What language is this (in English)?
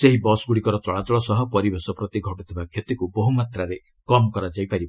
Odia